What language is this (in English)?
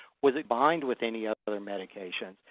English